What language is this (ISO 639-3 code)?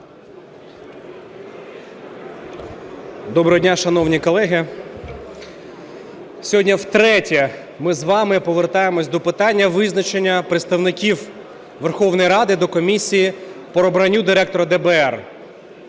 ukr